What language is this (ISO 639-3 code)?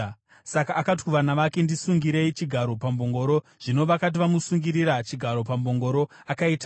sna